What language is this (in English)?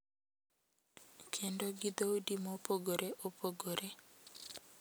Luo (Kenya and Tanzania)